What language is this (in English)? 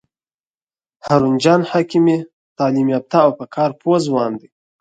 Pashto